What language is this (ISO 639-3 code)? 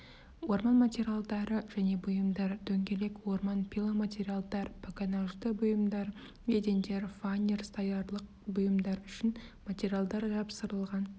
kaz